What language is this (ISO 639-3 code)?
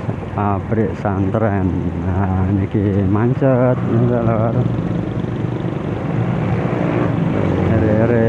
ind